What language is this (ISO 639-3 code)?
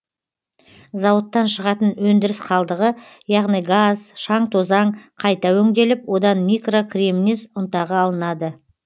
kaz